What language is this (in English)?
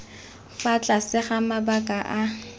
Tswana